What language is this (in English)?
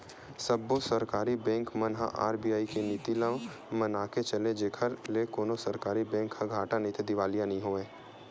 Chhattisgarhi